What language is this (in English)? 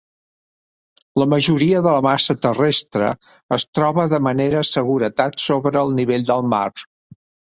Catalan